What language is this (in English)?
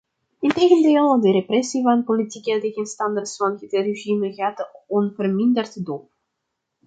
Dutch